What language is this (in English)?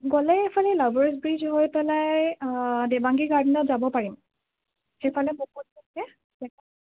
Assamese